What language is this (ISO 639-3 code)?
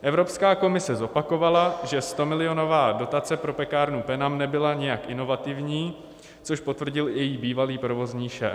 ces